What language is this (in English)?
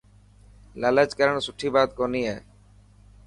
Dhatki